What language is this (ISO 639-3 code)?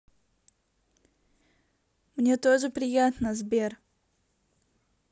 rus